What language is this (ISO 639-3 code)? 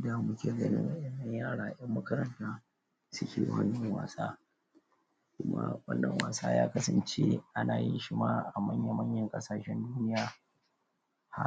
hau